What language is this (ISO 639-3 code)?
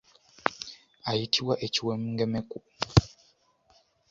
lug